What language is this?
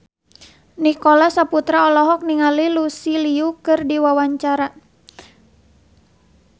Sundanese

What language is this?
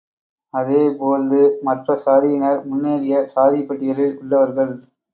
Tamil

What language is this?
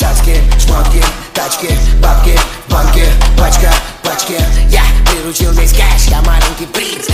Romanian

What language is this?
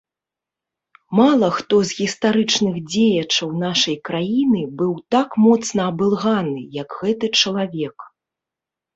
Belarusian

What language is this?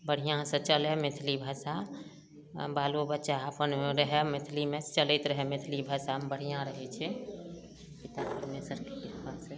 Maithili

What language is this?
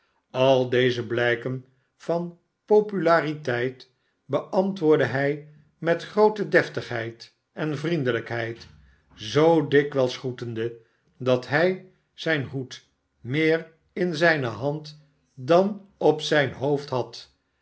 Dutch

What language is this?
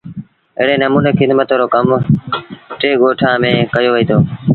Sindhi Bhil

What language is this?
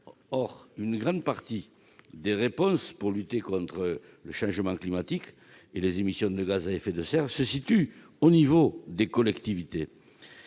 French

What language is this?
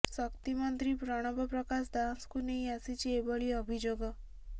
Odia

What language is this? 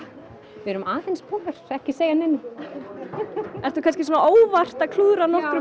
Icelandic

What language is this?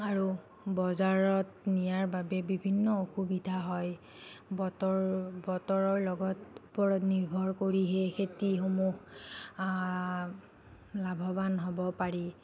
Assamese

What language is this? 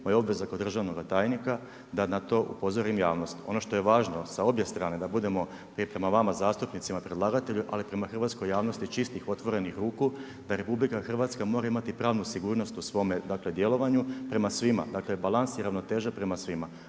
Croatian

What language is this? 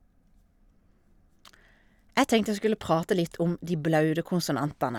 Norwegian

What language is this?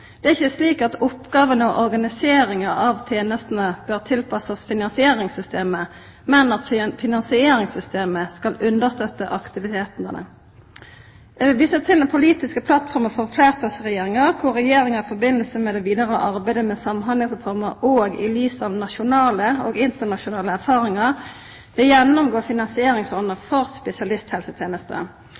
Norwegian Nynorsk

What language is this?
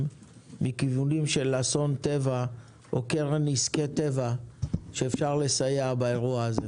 Hebrew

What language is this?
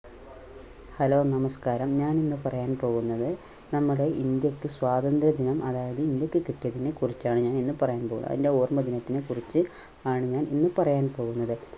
Malayalam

